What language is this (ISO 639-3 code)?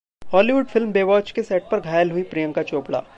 hin